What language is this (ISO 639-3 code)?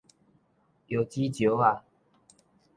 nan